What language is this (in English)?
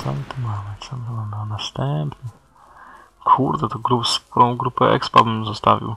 Polish